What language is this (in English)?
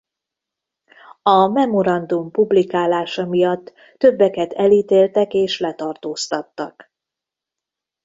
Hungarian